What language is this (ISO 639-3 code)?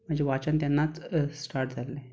kok